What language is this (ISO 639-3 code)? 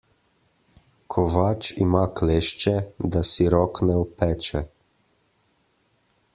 slv